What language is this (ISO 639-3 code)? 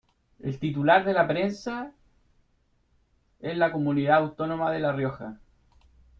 spa